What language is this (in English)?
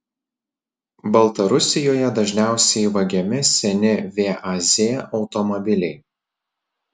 Lithuanian